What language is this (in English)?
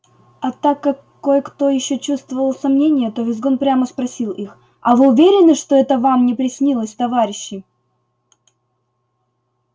Russian